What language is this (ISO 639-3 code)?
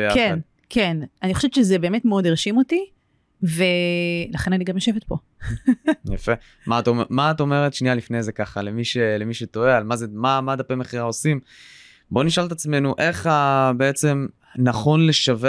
heb